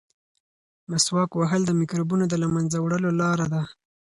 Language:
Pashto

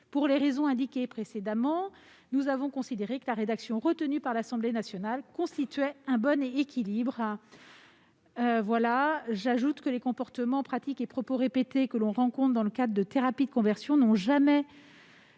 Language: French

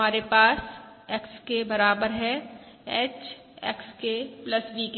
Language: Hindi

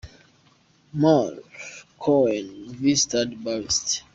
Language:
Kinyarwanda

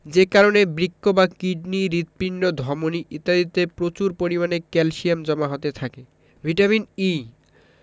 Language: Bangla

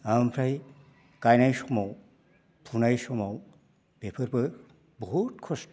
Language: Bodo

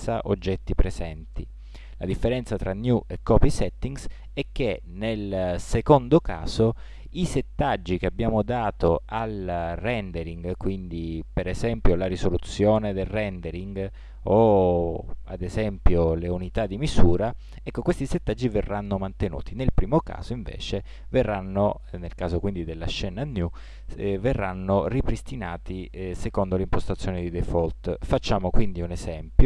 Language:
Italian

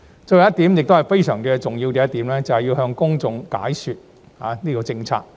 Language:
Cantonese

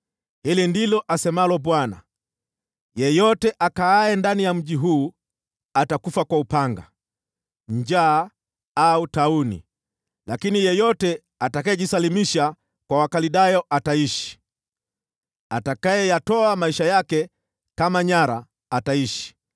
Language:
Swahili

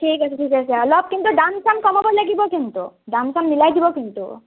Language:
Assamese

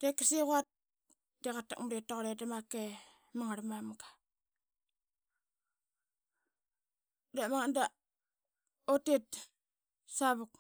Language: Qaqet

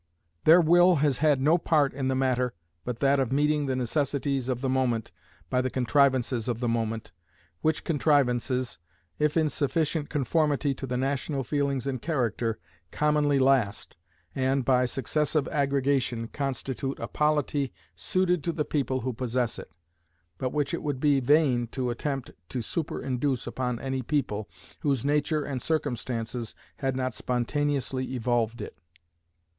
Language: English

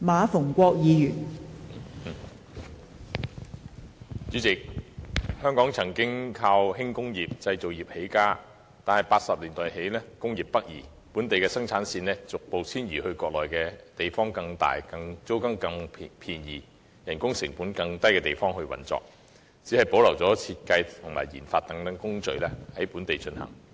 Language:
Cantonese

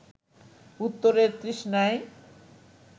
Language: Bangla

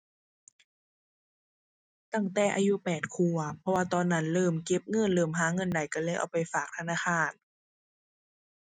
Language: Thai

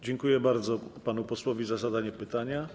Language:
Polish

